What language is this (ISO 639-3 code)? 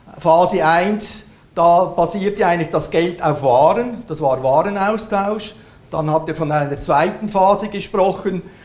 deu